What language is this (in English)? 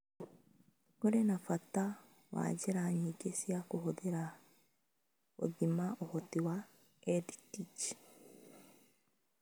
Kikuyu